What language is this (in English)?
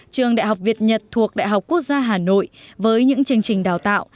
Vietnamese